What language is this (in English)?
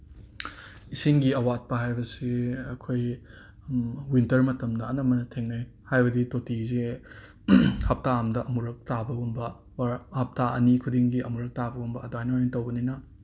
Manipuri